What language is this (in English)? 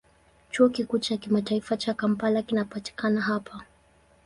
Swahili